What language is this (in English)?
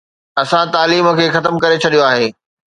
Sindhi